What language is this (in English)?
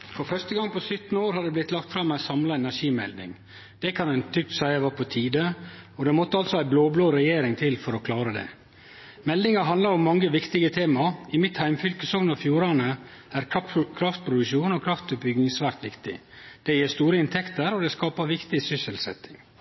Norwegian